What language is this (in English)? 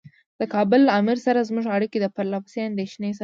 Pashto